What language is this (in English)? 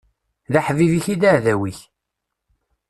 Kabyle